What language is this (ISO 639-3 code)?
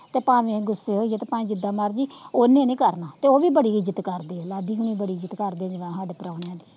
pan